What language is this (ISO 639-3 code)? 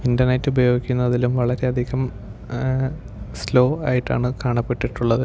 mal